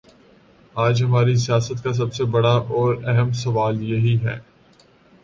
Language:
Urdu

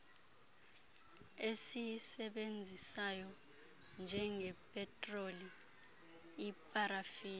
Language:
Xhosa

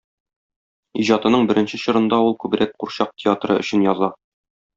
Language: Tatar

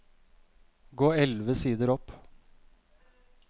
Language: Norwegian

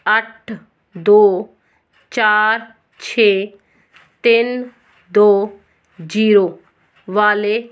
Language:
Punjabi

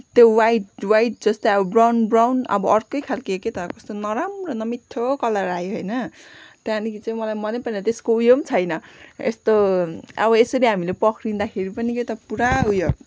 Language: Nepali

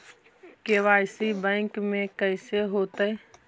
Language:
Magahi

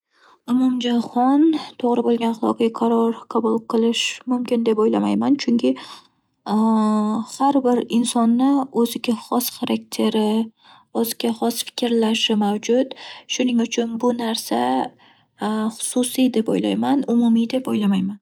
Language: Uzbek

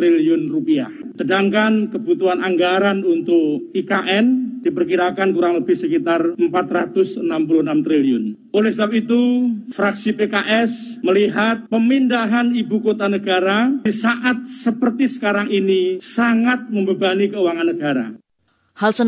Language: Indonesian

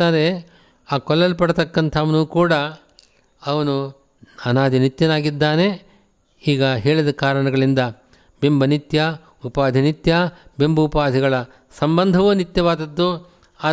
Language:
Kannada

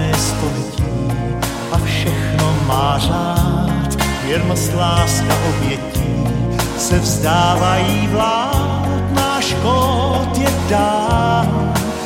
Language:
Slovak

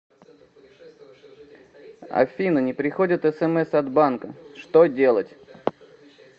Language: Russian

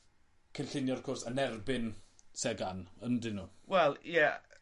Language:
Welsh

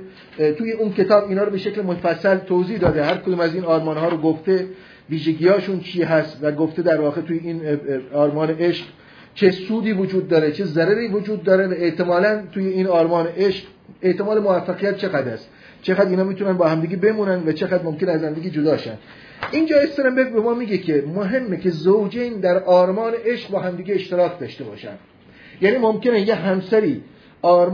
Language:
Persian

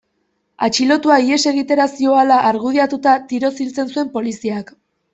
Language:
Basque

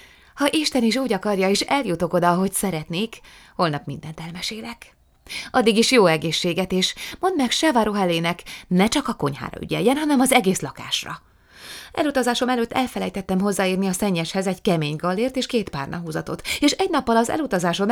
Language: Hungarian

